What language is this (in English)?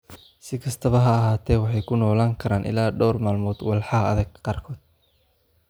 Somali